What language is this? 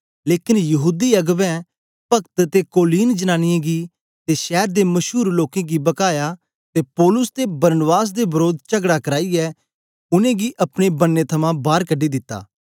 Dogri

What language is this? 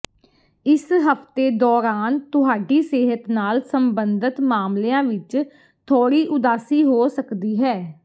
Punjabi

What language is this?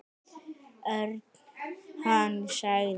Icelandic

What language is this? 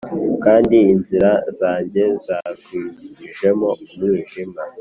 Kinyarwanda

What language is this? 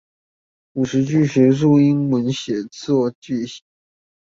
Chinese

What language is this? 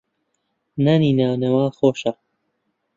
Central Kurdish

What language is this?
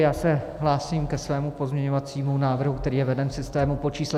Czech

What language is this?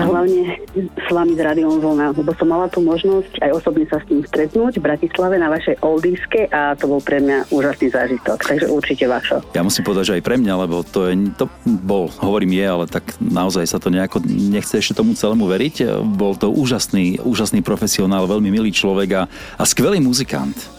Slovak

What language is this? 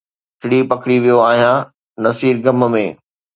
Sindhi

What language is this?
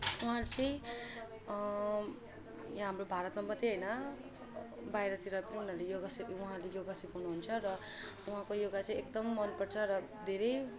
Nepali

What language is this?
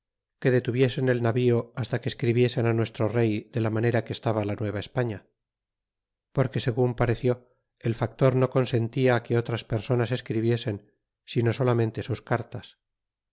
Spanish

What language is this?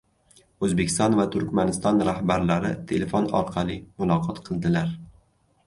Uzbek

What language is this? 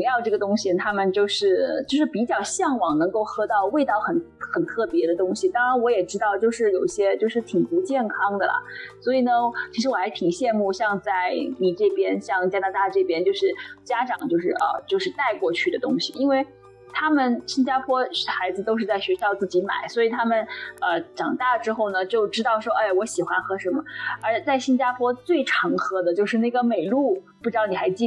Chinese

